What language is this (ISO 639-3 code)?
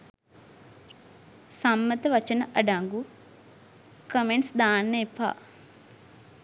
sin